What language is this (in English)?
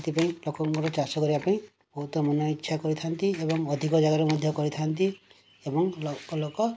Odia